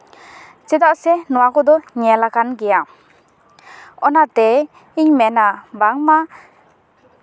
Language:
Santali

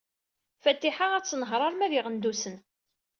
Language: Kabyle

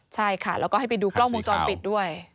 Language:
Thai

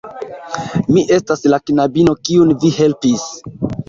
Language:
Esperanto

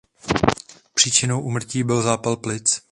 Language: Czech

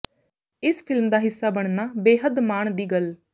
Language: Punjabi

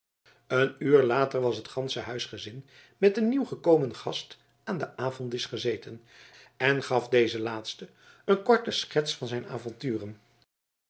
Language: Dutch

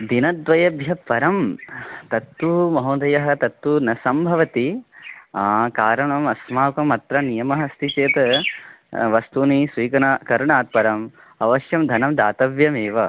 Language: Sanskrit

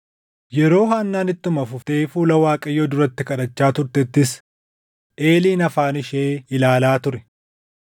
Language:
Oromo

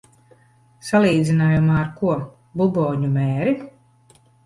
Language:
Latvian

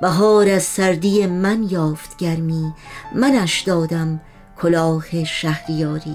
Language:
Persian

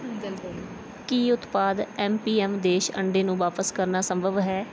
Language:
Punjabi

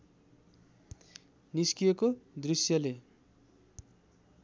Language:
Nepali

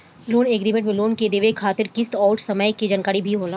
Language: Bhojpuri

